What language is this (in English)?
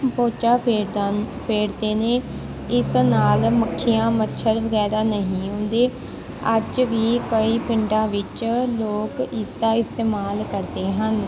Punjabi